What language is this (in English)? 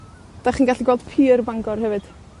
Welsh